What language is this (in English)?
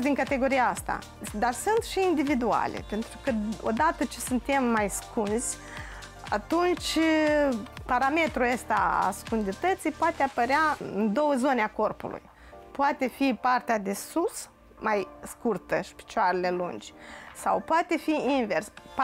Romanian